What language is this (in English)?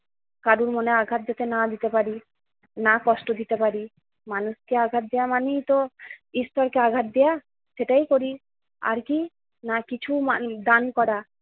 Bangla